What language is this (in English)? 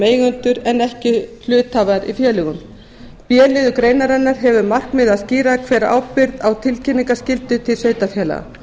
Icelandic